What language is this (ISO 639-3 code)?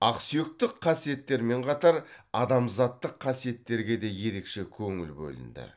kaz